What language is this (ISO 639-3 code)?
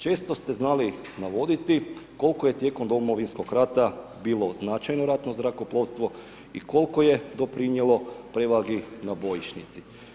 hrv